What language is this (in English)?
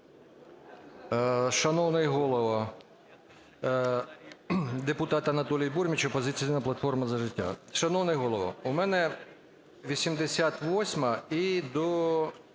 Ukrainian